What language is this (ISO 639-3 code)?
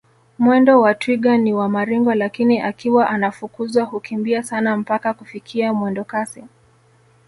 swa